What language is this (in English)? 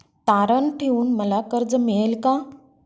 Marathi